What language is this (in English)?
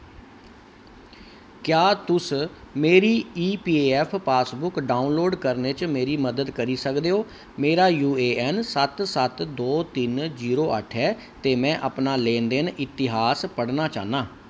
Dogri